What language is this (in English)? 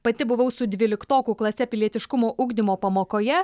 Lithuanian